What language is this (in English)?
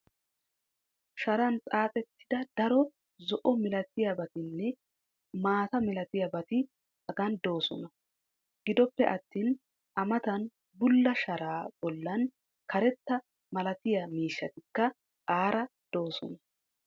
Wolaytta